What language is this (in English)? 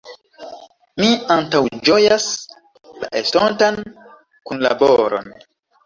Esperanto